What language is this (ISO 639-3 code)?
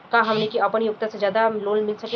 bho